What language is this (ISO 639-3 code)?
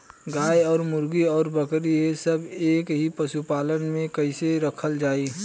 bho